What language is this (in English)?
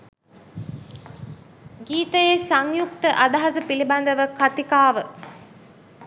Sinhala